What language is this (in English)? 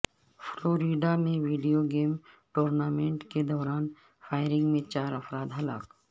Urdu